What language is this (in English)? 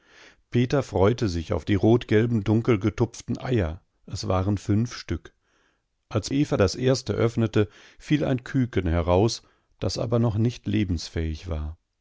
German